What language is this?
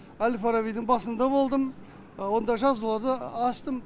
Kazakh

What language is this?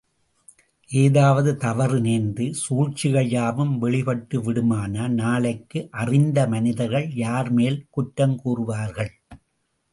Tamil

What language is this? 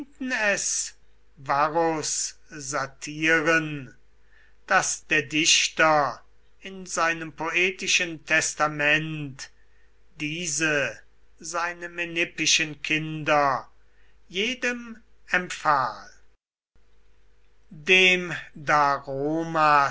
German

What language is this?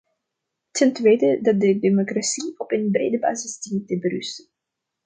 Dutch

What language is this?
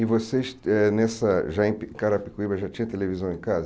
Portuguese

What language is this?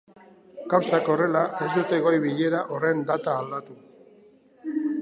Basque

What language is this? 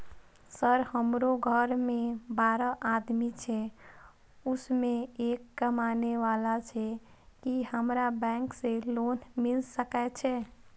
Maithili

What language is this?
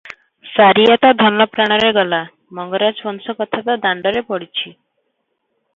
Odia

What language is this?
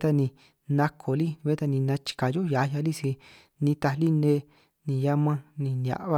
San Martín Itunyoso Triqui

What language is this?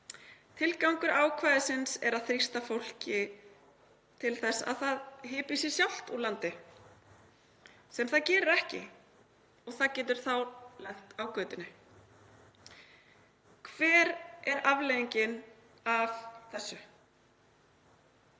Icelandic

